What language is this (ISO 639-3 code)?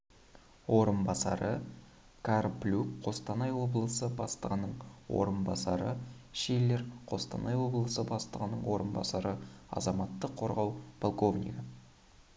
kaz